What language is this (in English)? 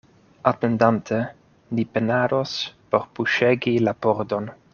Esperanto